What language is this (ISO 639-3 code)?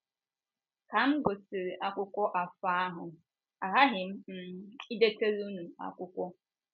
ibo